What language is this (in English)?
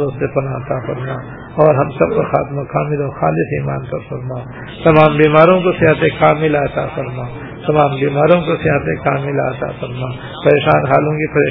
Urdu